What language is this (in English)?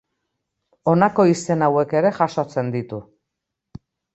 Basque